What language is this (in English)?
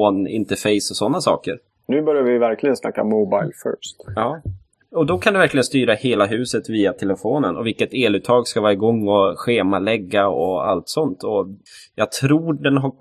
Swedish